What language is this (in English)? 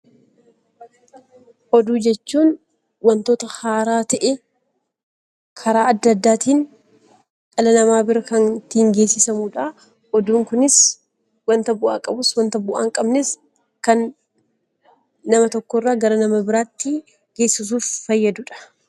Oromo